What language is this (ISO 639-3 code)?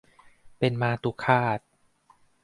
tha